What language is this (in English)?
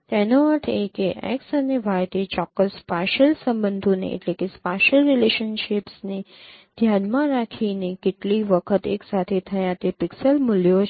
Gujarati